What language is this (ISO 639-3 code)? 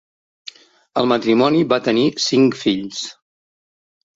cat